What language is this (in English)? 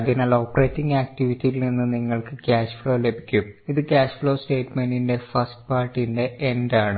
Malayalam